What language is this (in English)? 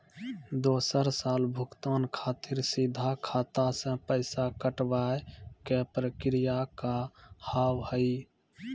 Maithili